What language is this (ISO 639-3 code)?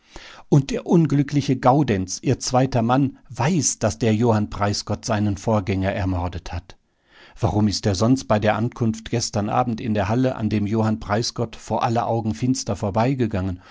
deu